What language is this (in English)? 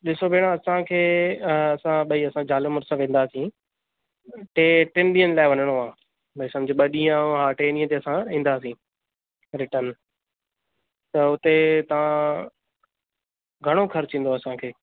Sindhi